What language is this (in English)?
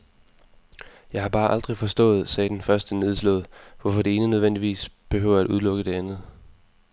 Danish